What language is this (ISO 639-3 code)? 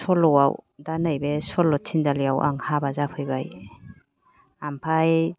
brx